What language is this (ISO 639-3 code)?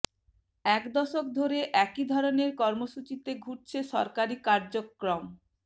ben